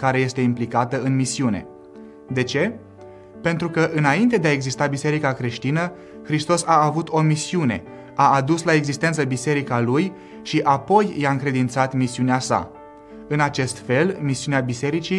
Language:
Romanian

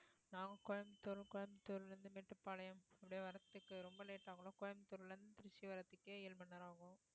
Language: Tamil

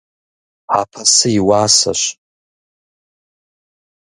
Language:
Kabardian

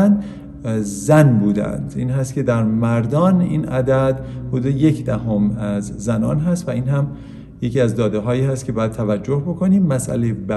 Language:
Persian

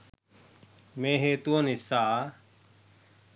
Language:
Sinhala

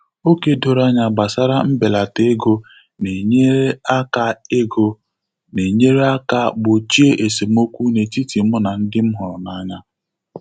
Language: Igbo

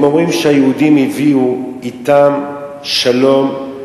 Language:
Hebrew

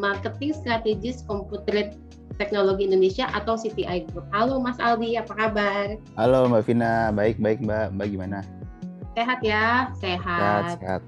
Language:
Indonesian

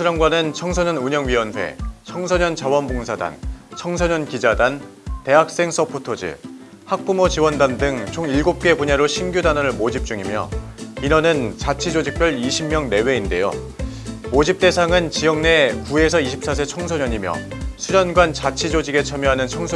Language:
Korean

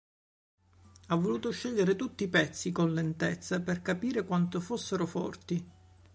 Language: Italian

